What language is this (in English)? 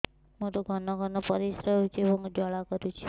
Odia